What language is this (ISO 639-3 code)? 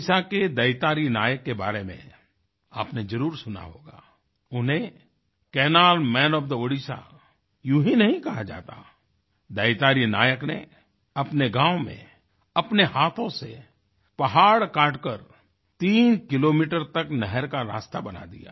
hin